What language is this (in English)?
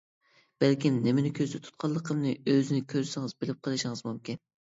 Uyghur